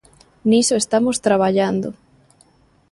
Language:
Galician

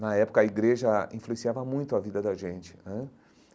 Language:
Portuguese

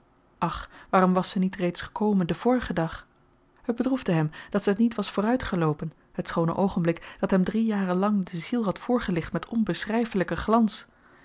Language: Dutch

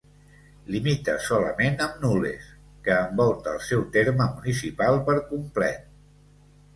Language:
Catalan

